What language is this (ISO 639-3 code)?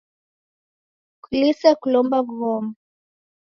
dav